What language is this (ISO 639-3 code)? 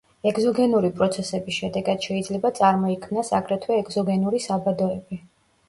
kat